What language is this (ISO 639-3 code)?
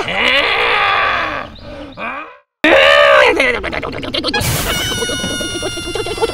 ara